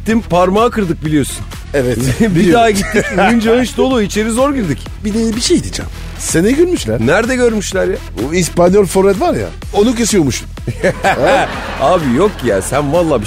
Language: Turkish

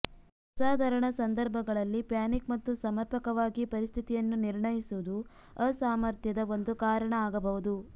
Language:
Kannada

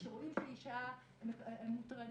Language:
Hebrew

